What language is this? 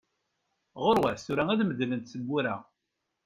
Kabyle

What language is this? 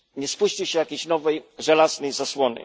Polish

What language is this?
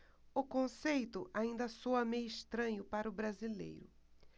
Portuguese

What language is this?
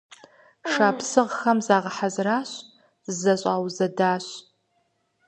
Kabardian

